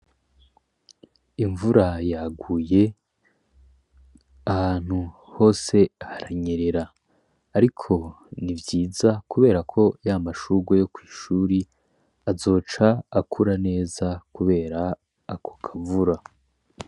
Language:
Rundi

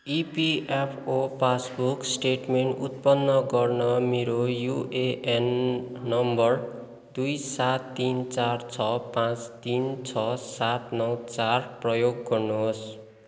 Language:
Nepali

